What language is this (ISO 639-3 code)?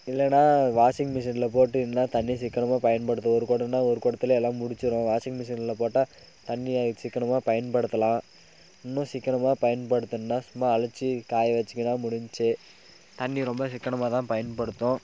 tam